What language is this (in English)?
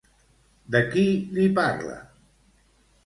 Catalan